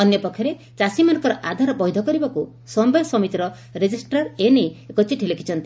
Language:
Odia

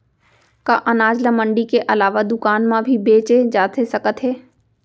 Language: Chhattisgarhi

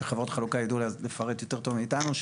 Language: Hebrew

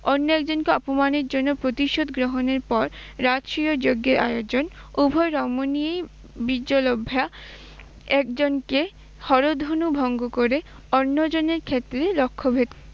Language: Bangla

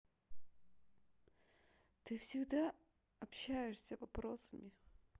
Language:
Russian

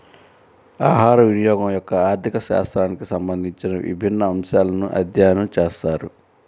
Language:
Telugu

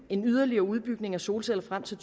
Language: Danish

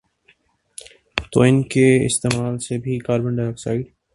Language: Urdu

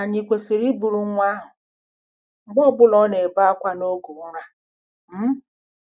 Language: Igbo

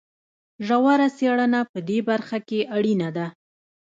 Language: Pashto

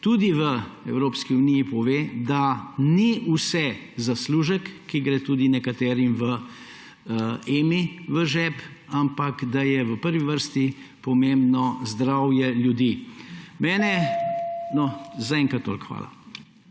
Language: Slovenian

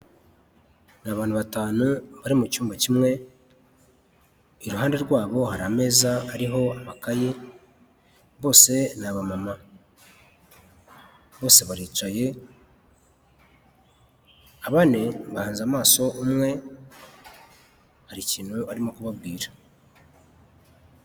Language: Kinyarwanda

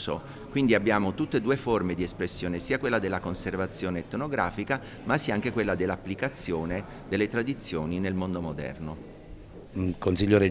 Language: Italian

